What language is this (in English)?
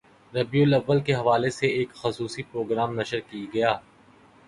Urdu